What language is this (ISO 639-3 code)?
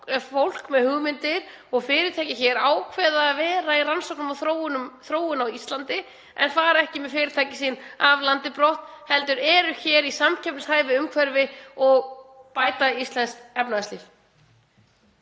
isl